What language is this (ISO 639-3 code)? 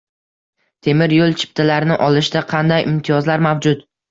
uzb